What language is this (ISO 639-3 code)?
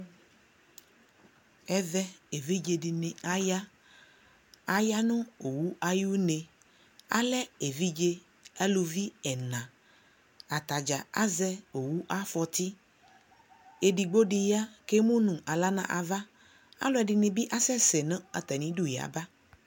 kpo